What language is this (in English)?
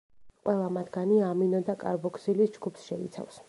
Georgian